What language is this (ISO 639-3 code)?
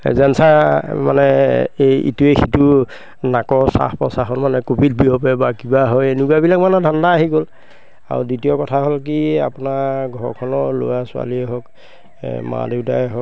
asm